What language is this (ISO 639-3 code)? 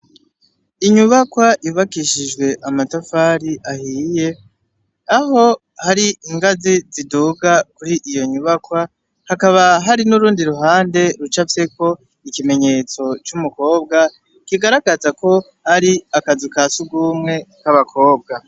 run